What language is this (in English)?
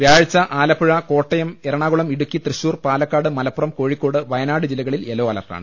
Malayalam